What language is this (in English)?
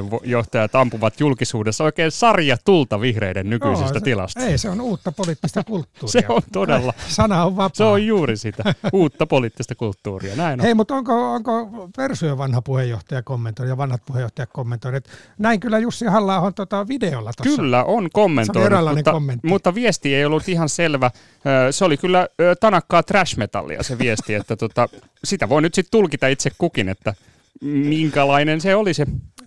Finnish